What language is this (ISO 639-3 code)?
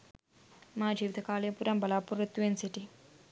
sin